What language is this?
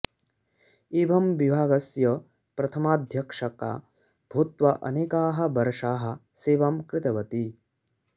Sanskrit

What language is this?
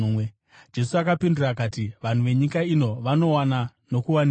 Shona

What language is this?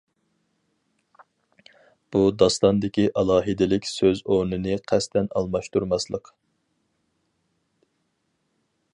Uyghur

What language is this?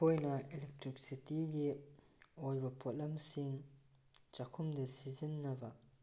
Manipuri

